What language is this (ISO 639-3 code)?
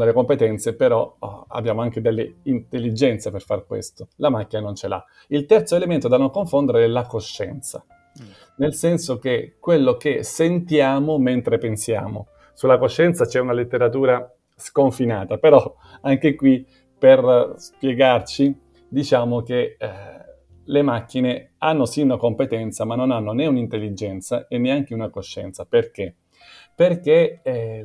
ita